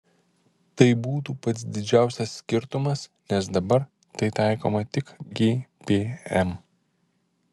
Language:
Lithuanian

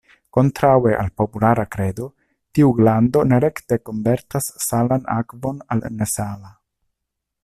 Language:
Esperanto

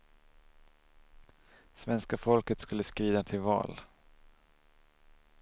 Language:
Swedish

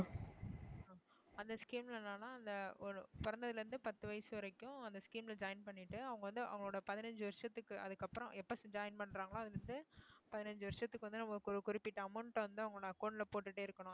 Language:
Tamil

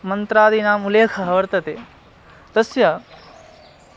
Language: Sanskrit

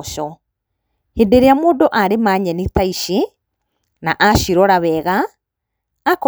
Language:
Kikuyu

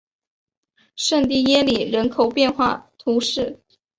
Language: Chinese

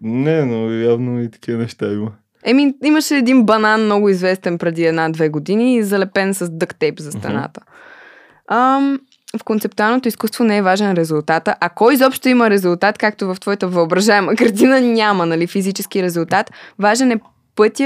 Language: Bulgarian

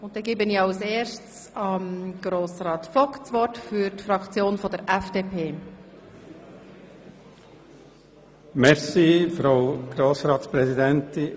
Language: Swiss German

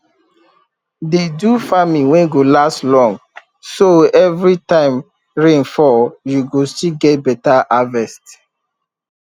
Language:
Nigerian Pidgin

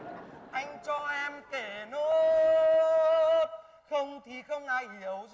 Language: Vietnamese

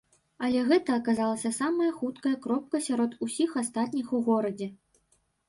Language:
Belarusian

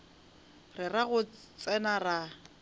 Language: Northern Sotho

